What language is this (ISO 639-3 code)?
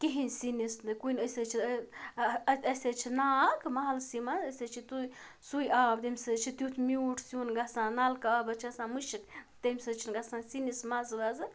kas